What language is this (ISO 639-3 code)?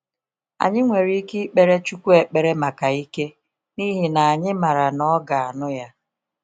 ibo